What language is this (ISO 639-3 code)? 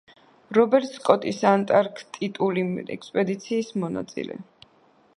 kat